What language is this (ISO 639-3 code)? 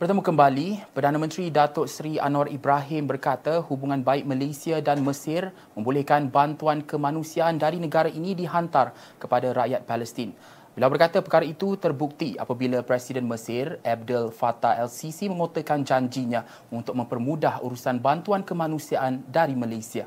msa